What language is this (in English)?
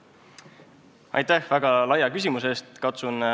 Estonian